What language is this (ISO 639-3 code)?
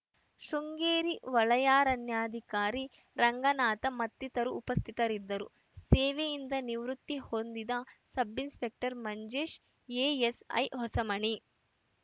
kan